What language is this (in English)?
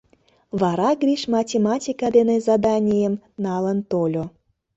Mari